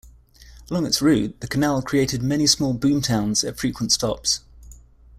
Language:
English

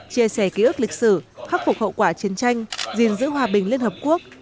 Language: Vietnamese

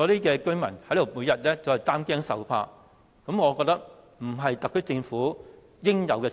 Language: Cantonese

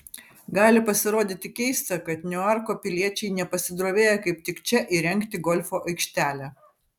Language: Lithuanian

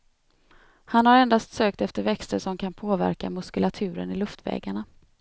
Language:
Swedish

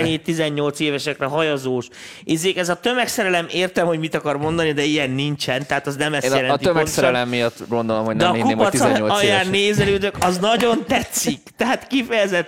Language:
Hungarian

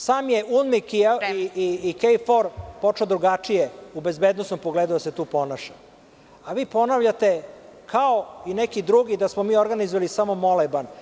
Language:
Serbian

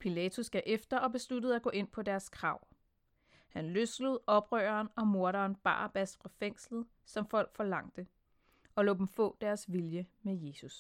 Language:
Danish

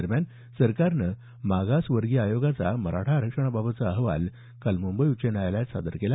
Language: Marathi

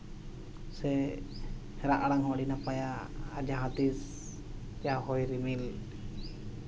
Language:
Santali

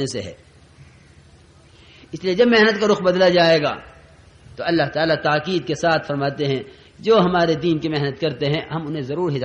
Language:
Arabic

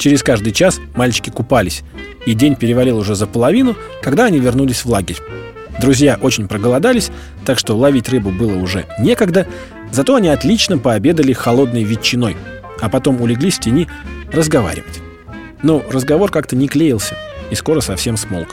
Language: Russian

